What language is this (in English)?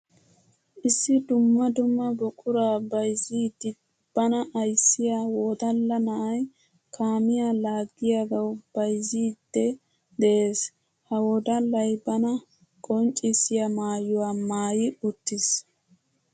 Wolaytta